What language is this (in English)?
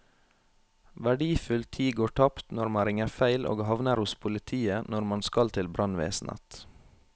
Norwegian